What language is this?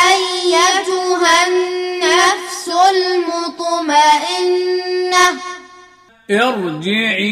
Arabic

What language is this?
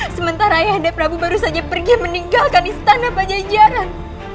Indonesian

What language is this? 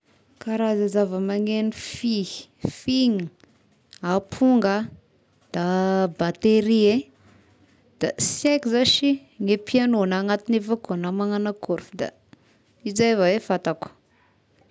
Tesaka Malagasy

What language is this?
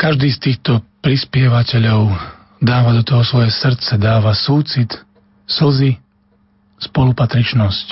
Slovak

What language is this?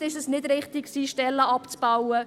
Swiss German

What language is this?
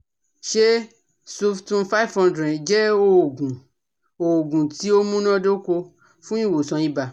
Yoruba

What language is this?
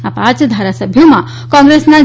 Gujarati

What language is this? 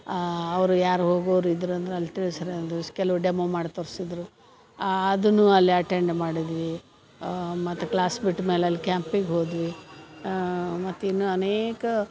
Kannada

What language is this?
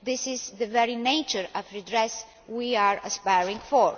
English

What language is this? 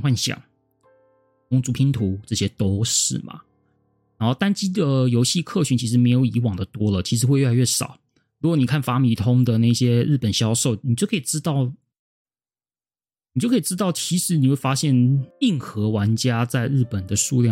Chinese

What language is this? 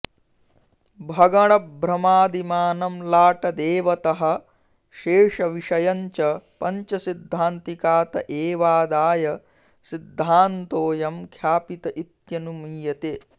Sanskrit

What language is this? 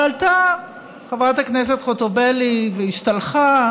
Hebrew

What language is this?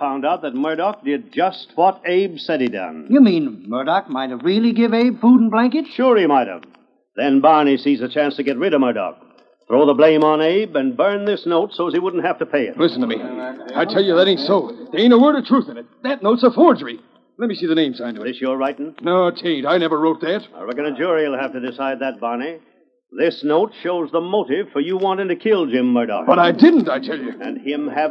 English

